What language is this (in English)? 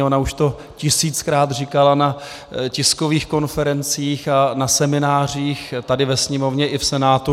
Czech